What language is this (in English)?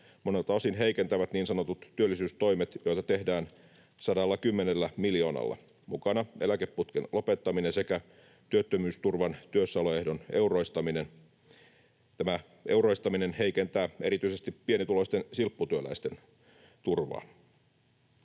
Finnish